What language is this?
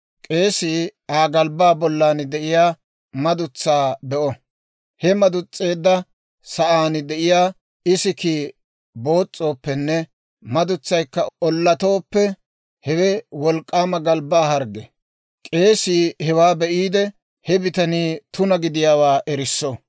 Dawro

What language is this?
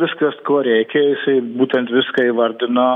Lithuanian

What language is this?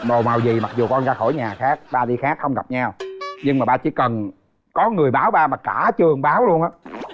Vietnamese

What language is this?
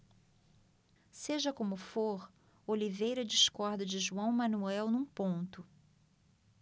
Portuguese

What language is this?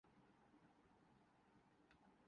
Urdu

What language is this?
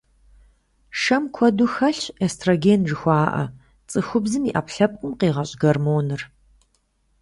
Kabardian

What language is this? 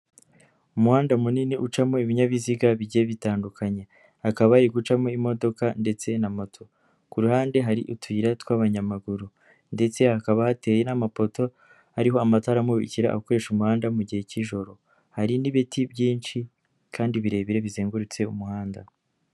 Kinyarwanda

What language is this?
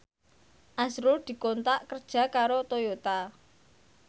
Javanese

